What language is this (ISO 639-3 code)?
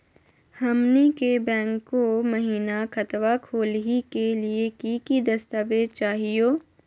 mag